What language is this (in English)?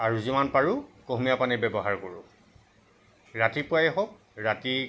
Assamese